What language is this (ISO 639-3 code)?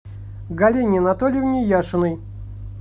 rus